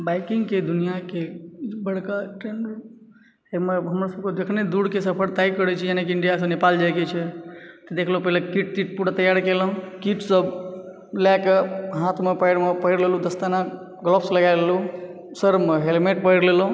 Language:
Maithili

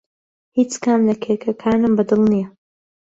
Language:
Central Kurdish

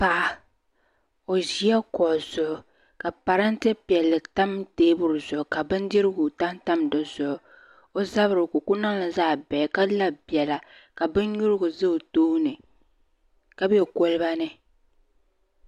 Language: Dagbani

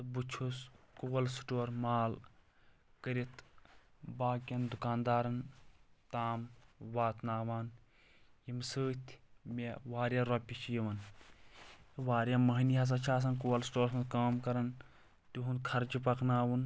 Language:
Kashmiri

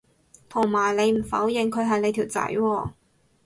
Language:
Cantonese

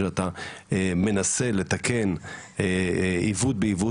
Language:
Hebrew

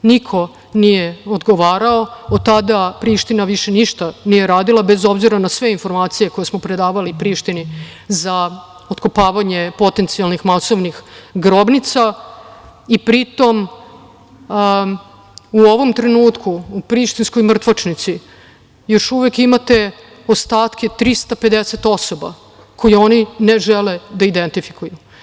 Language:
Serbian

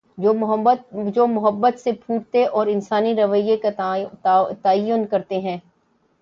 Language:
Urdu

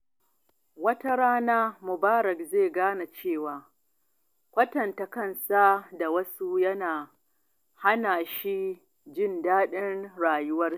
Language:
Hausa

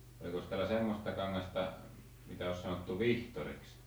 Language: Finnish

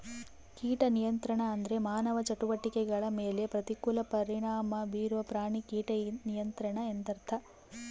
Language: Kannada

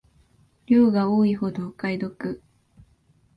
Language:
Japanese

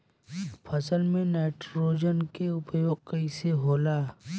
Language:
Bhojpuri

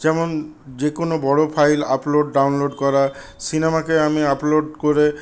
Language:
Bangla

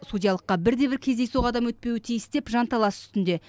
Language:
Kazakh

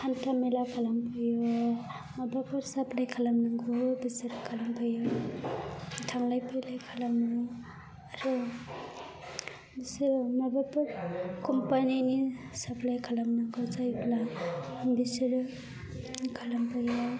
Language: Bodo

